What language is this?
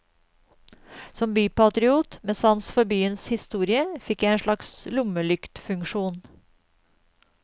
Norwegian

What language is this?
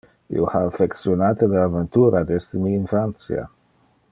Interlingua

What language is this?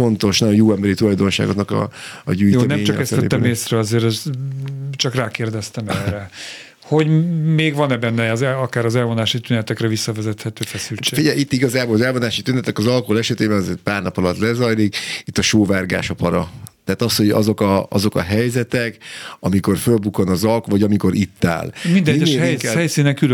Hungarian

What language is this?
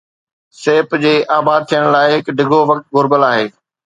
Sindhi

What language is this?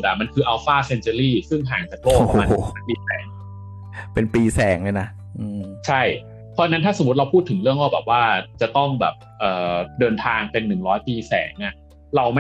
Thai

